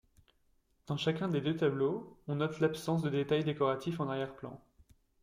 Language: French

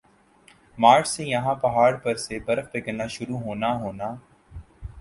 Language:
Urdu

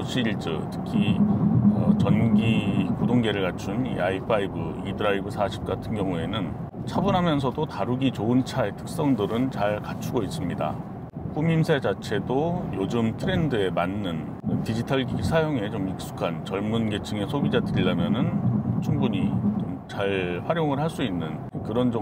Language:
Korean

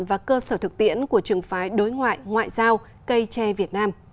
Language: Vietnamese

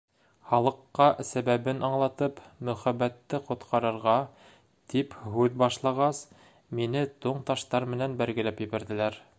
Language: Bashkir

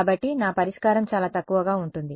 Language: Telugu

